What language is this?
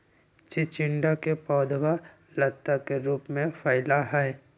Magahi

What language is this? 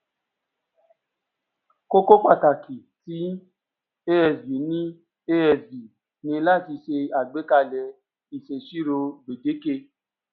Yoruba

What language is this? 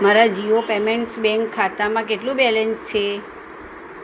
Gujarati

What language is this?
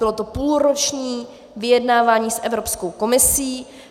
Czech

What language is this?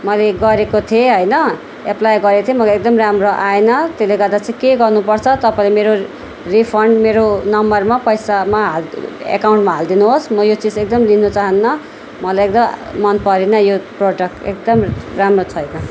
Nepali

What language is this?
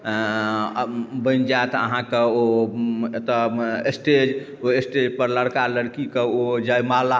Maithili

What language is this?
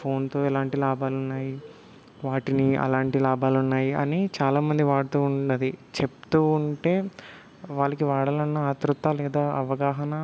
Telugu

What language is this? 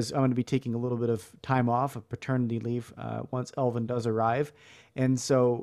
English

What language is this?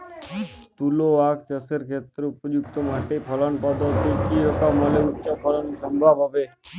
Bangla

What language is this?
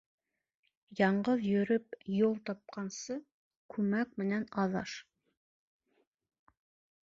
Bashkir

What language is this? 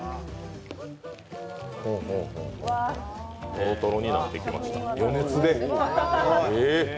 Japanese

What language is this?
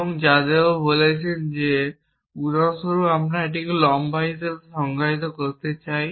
Bangla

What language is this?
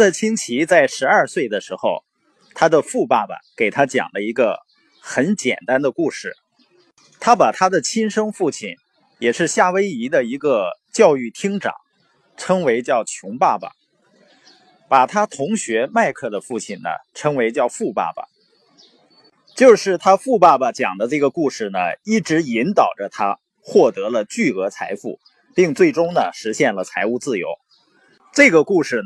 Chinese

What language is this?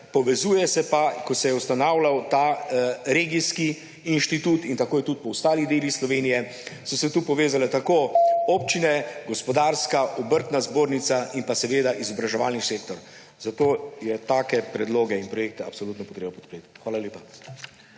Slovenian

